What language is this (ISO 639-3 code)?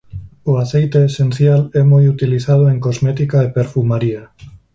glg